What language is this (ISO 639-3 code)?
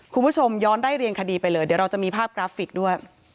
tha